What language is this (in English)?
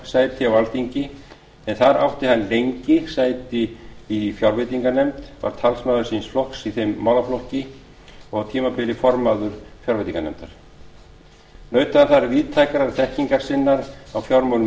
Icelandic